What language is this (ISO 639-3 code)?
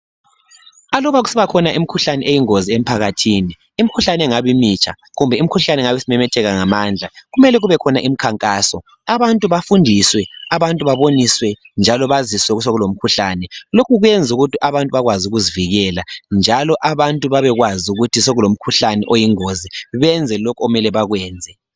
nde